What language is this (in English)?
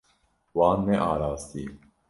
Kurdish